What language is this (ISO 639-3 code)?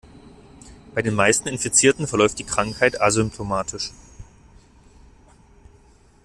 deu